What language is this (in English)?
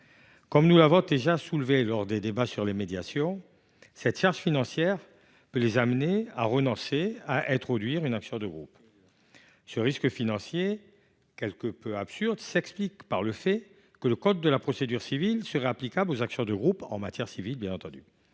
French